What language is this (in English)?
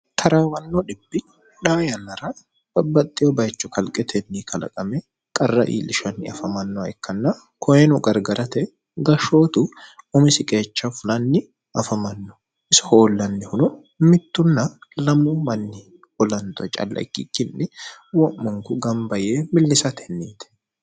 Sidamo